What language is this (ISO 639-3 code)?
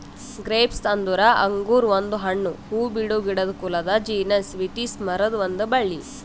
kan